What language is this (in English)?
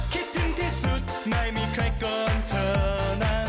Thai